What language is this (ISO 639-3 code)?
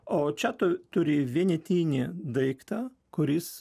lit